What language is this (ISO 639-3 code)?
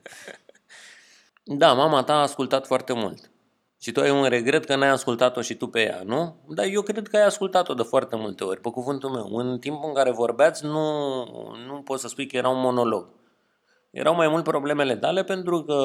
ron